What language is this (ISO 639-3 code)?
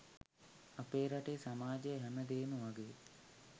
sin